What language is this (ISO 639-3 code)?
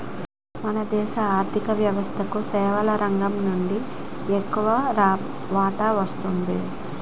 tel